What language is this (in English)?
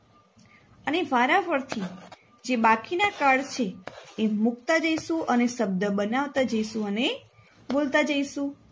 Gujarati